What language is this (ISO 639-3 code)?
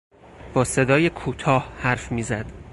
fas